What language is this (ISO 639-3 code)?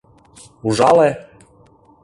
chm